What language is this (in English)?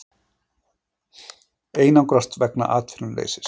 Icelandic